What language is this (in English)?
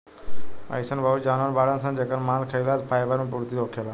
Bhojpuri